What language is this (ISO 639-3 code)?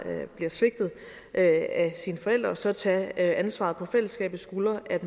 dan